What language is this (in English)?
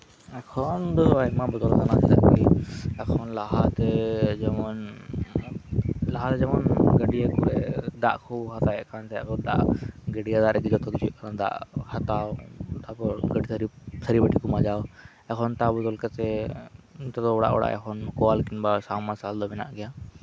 Santali